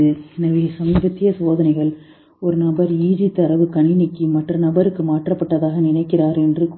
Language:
Tamil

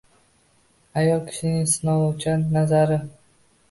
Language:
Uzbek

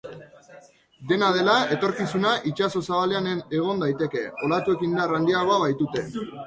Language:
Basque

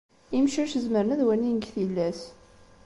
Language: Kabyle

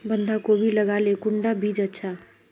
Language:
Magahi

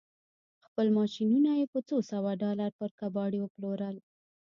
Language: Pashto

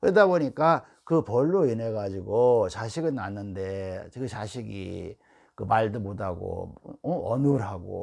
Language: Korean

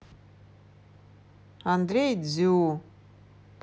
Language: Russian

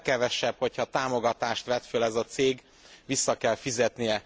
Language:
Hungarian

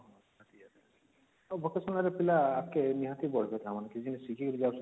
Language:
Odia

